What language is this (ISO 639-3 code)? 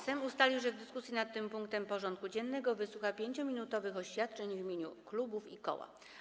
pol